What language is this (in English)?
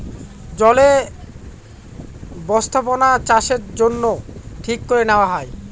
Bangla